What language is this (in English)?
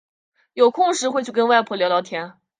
Chinese